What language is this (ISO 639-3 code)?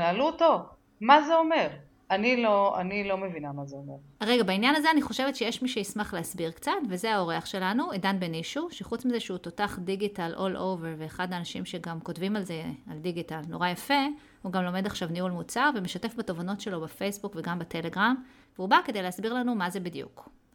heb